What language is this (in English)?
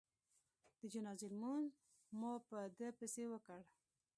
Pashto